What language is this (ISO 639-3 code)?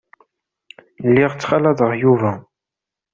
kab